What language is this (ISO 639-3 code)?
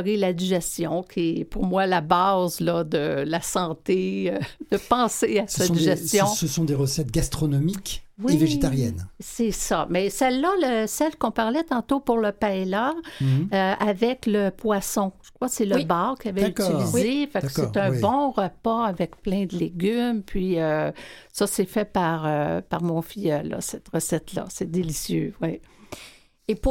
fra